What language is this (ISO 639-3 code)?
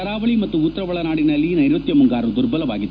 kan